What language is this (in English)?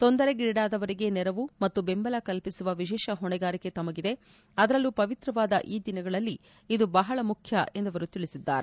Kannada